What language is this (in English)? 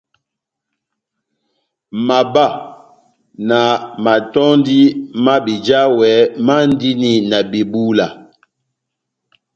Batanga